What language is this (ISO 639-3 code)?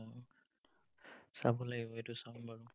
asm